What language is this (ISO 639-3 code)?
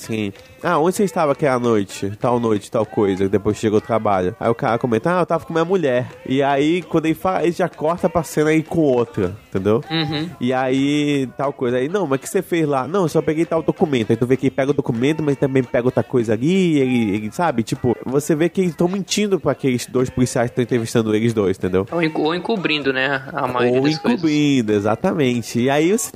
por